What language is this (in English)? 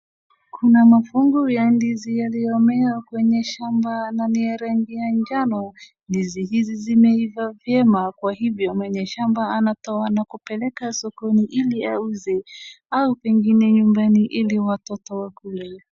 Swahili